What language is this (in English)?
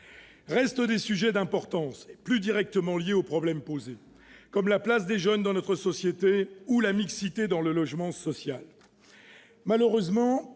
French